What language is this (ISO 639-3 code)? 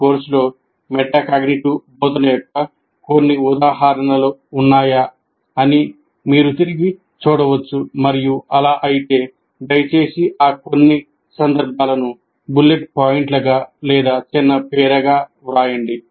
tel